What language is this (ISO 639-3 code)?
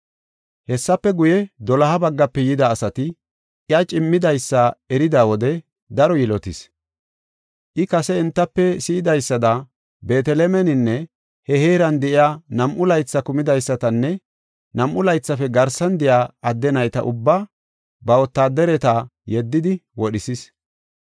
gof